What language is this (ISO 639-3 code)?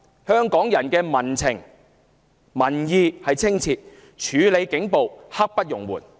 yue